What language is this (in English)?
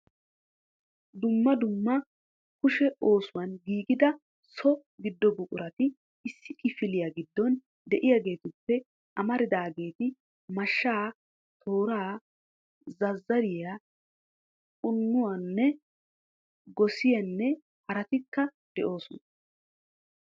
Wolaytta